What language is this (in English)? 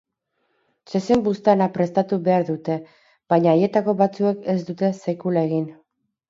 Basque